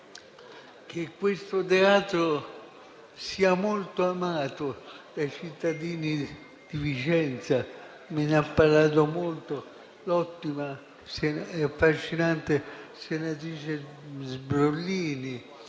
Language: Italian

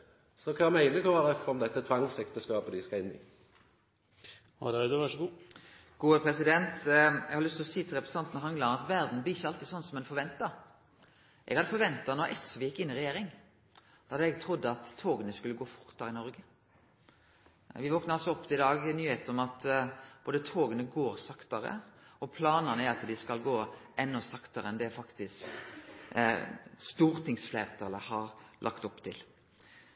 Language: Norwegian Nynorsk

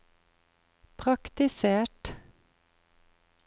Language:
Norwegian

